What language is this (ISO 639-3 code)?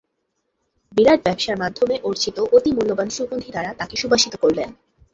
ben